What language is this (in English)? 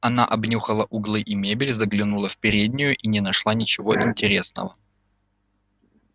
Russian